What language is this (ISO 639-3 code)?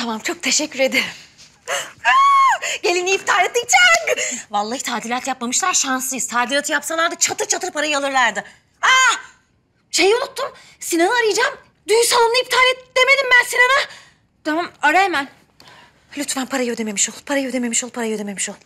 tur